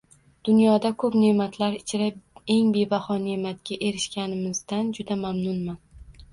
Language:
Uzbek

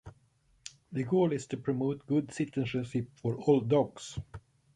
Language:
English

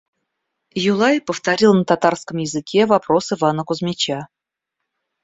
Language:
Russian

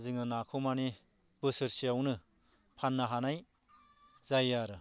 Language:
Bodo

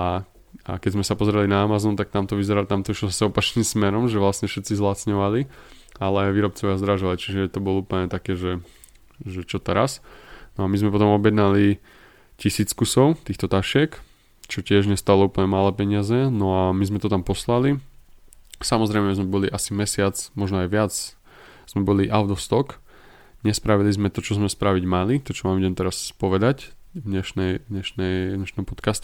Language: Slovak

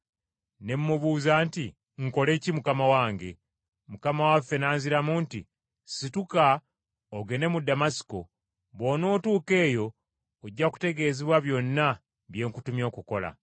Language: Ganda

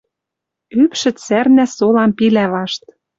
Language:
Western Mari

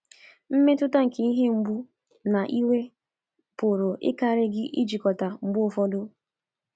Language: Igbo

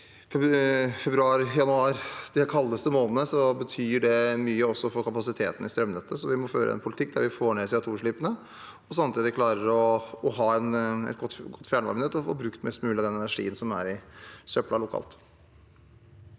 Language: Norwegian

